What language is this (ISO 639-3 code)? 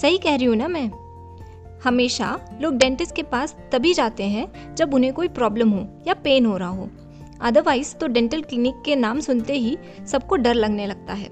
hin